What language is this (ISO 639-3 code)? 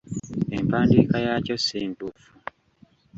lug